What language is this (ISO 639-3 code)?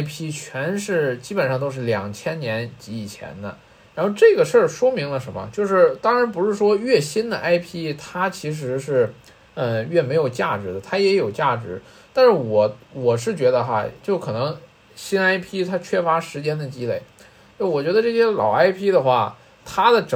zho